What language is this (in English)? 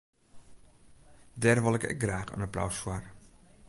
Western Frisian